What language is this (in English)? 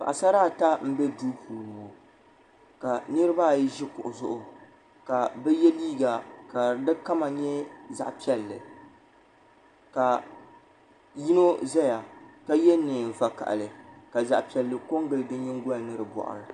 Dagbani